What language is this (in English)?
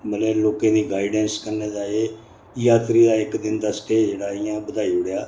Dogri